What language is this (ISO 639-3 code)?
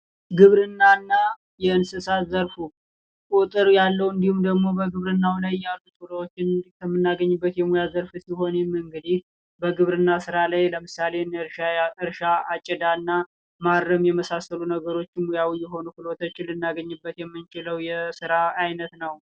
amh